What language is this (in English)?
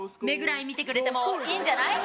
Japanese